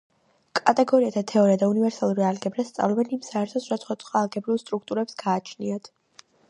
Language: Georgian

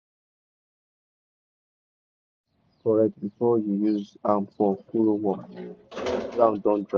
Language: Nigerian Pidgin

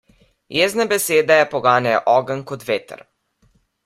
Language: Slovenian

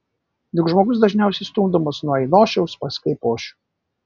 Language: Lithuanian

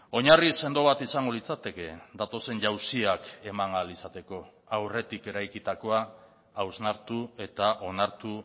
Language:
Basque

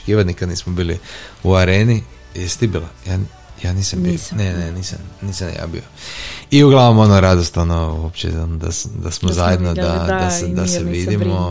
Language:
Croatian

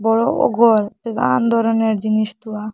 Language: Bangla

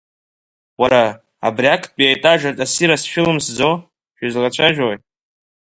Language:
Abkhazian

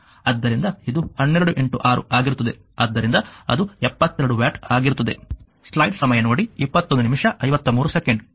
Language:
Kannada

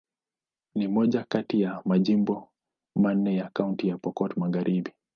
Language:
Swahili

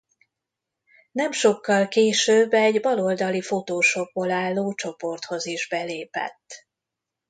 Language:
Hungarian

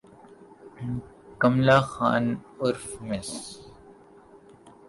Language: Urdu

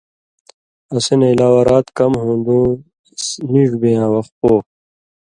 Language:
Indus Kohistani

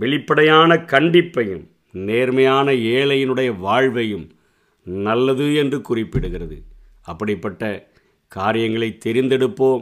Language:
Tamil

